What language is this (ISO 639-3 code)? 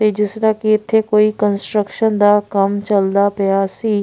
pan